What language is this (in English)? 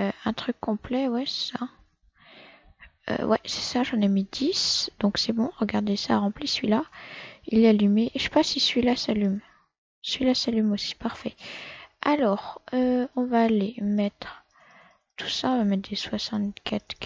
French